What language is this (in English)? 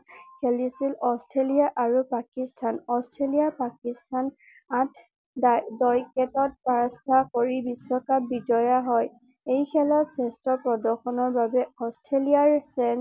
Assamese